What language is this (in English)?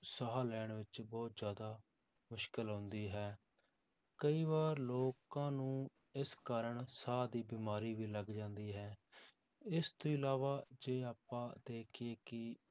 Punjabi